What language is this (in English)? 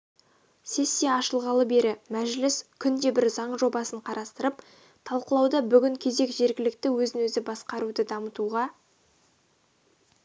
Kazakh